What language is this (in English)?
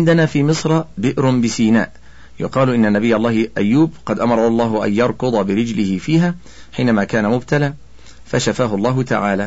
Arabic